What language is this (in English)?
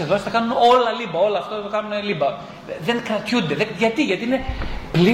Greek